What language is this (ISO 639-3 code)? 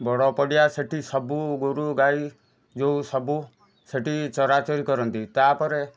ori